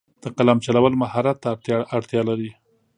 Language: Pashto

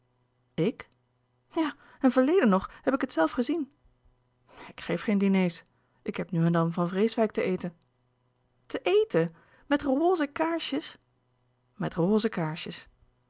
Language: Dutch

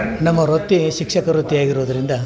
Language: Kannada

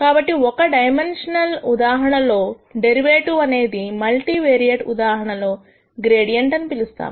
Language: Telugu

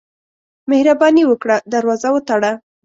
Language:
Pashto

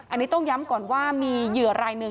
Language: Thai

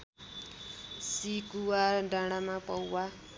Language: Nepali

